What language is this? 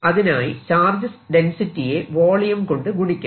Malayalam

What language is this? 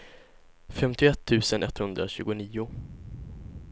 Swedish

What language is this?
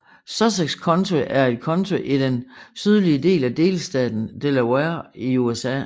Danish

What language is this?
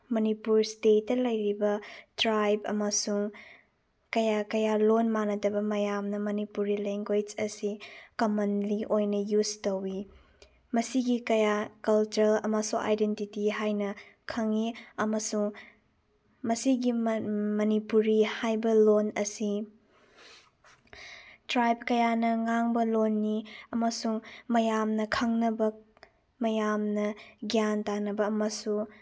Manipuri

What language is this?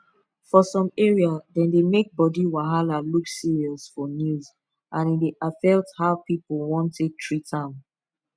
Nigerian Pidgin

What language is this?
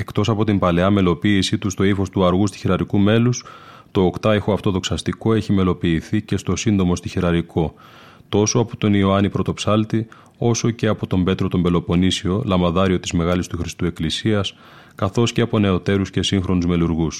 Greek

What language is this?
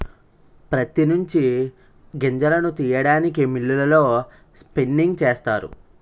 Telugu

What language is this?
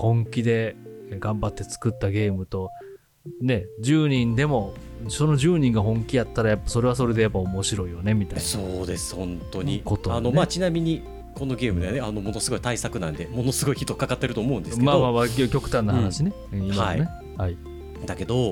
Japanese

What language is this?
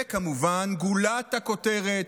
Hebrew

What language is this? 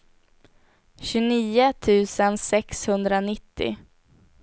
Swedish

